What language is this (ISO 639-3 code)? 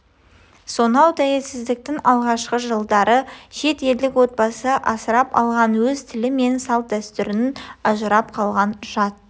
kaz